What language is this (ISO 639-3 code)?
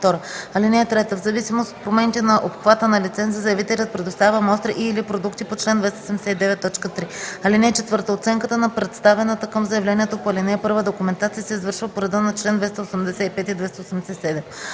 bul